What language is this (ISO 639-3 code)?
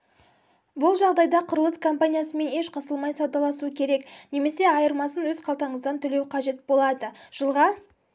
kaz